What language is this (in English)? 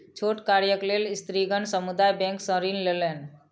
Maithili